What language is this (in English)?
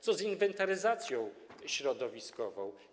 Polish